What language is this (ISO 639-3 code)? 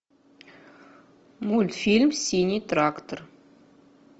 rus